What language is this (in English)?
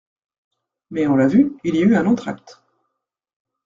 French